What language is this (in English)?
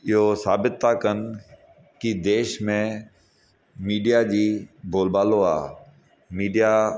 Sindhi